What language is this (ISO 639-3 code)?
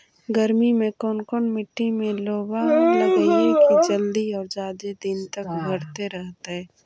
mag